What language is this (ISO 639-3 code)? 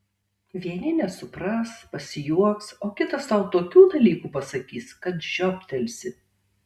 lit